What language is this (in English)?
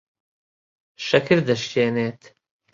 Central Kurdish